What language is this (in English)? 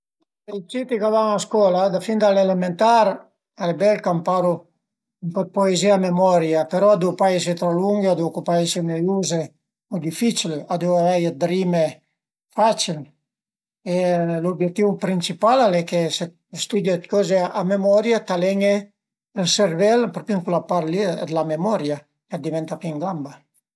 Piedmontese